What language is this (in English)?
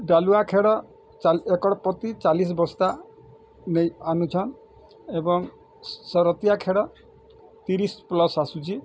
Odia